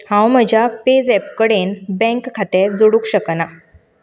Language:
Konkani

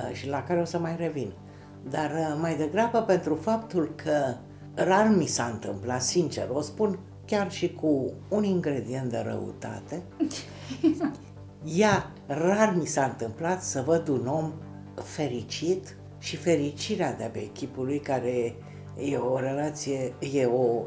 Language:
Romanian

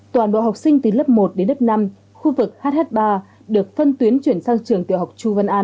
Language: Vietnamese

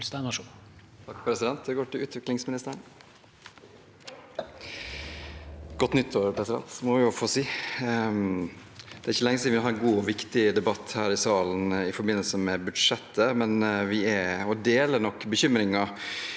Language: Norwegian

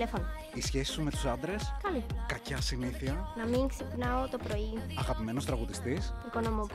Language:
Greek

